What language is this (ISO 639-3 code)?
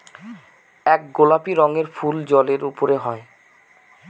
ben